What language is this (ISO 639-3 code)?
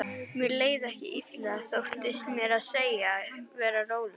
isl